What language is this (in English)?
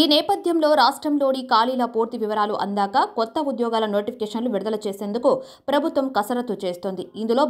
Telugu